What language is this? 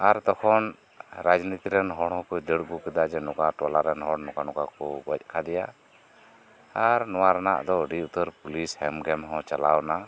Santali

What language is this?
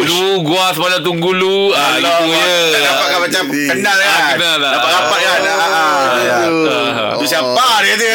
Malay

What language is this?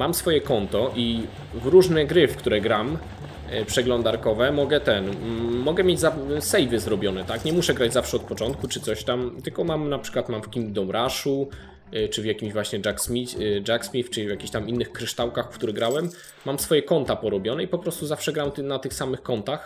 Polish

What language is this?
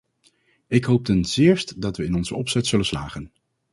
Dutch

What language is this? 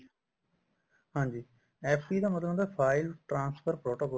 Punjabi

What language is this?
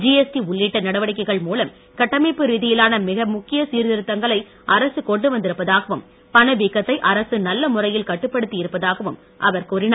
Tamil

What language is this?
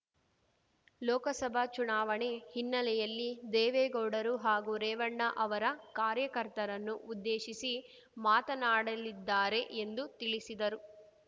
Kannada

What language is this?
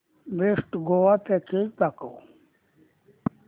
Marathi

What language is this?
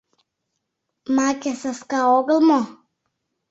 Mari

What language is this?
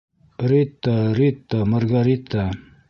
Bashkir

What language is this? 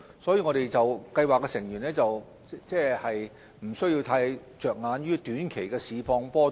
Cantonese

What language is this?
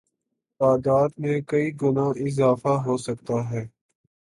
Urdu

